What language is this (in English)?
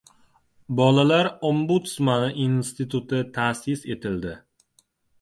Uzbek